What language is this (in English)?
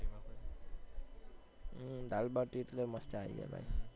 Gujarati